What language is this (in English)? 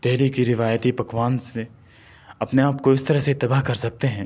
Urdu